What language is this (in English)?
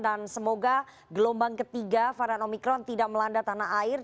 Indonesian